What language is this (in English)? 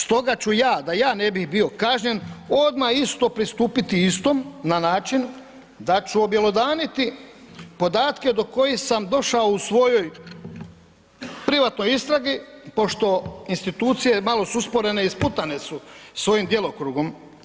Croatian